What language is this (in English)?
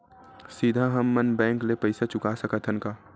Chhattisgarhi